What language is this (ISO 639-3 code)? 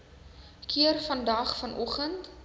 afr